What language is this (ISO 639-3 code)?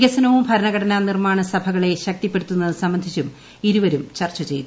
mal